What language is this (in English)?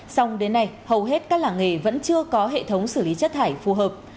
Vietnamese